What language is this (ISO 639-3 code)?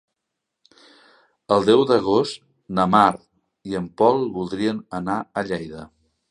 cat